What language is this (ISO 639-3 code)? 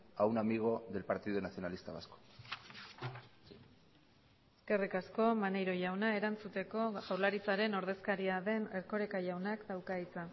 eus